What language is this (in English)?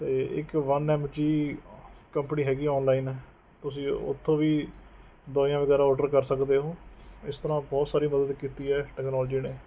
Punjabi